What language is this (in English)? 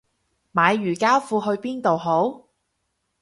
Cantonese